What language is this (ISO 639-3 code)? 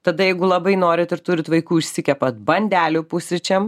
lit